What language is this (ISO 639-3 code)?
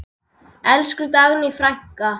isl